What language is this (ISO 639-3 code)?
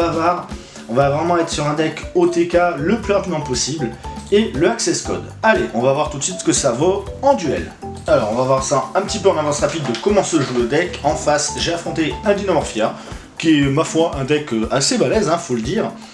fra